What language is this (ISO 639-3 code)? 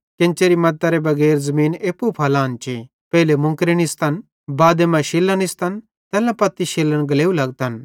bhd